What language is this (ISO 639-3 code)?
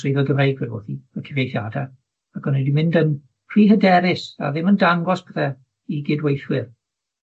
cym